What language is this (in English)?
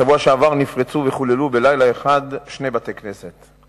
Hebrew